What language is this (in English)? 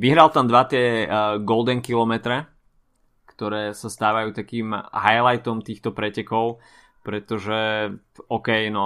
Slovak